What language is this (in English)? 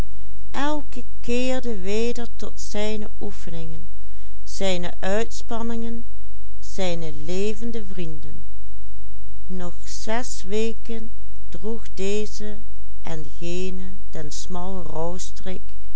Dutch